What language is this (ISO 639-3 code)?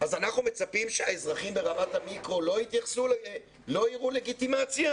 heb